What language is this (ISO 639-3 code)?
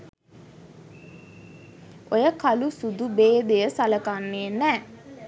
sin